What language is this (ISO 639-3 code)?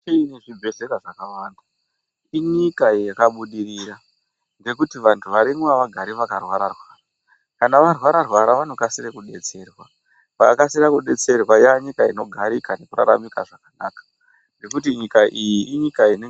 ndc